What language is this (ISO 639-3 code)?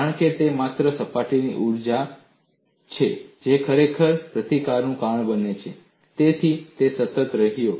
guj